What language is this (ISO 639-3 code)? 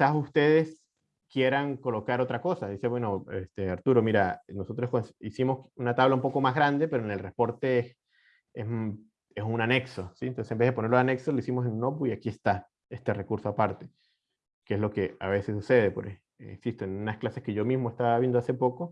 spa